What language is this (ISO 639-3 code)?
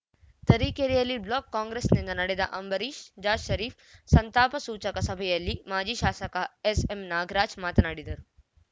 kan